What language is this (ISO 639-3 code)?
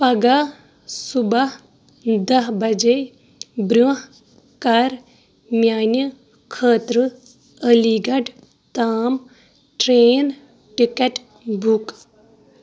kas